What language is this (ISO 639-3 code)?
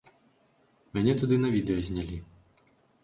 bel